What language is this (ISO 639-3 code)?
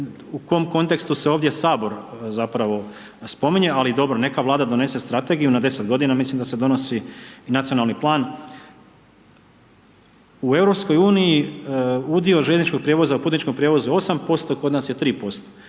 hrv